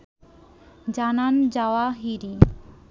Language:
Bangla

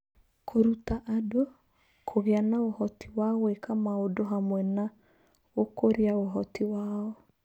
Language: Kikuyu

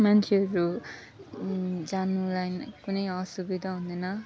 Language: Nepali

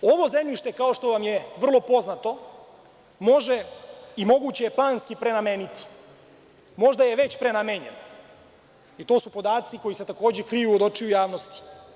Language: Serbian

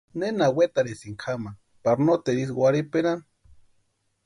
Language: Western Highland Purepecha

